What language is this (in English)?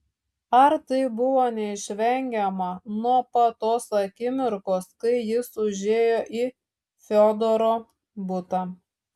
Lithuanian